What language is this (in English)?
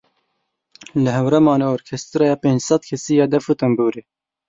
Kurdish